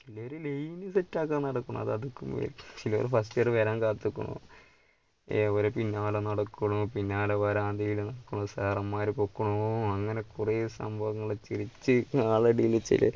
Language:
Malayalam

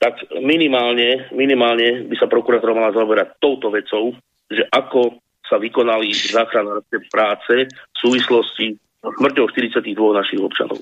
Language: Slovak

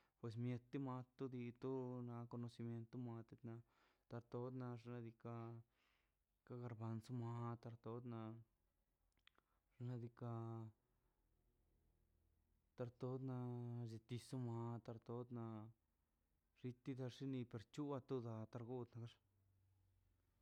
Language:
Mazaltepec Zapotec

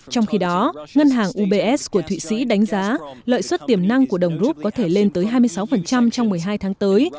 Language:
Vietnamese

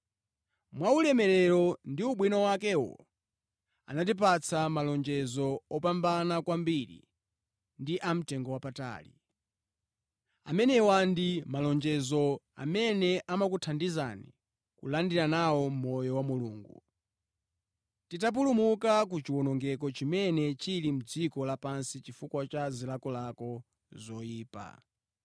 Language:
Nyanja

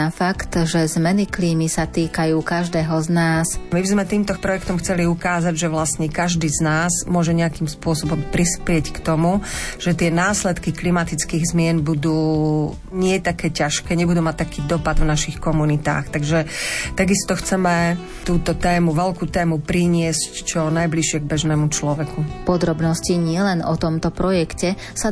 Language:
Slovak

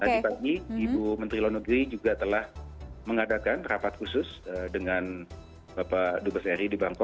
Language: Indonesian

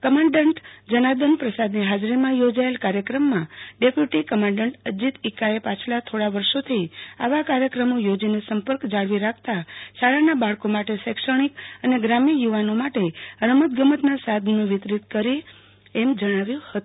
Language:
Gujarati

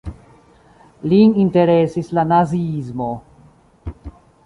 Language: Esperanto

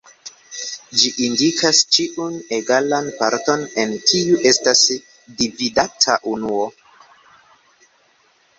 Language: Esperanto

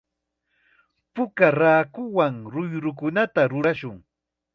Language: Chiquián Ancash Quechua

